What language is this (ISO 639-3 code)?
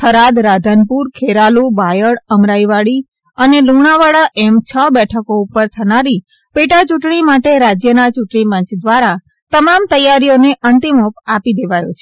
guj